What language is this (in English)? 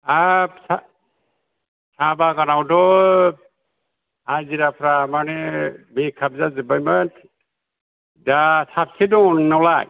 Bodo